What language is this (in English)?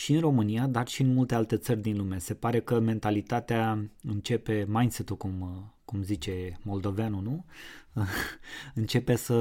Romanian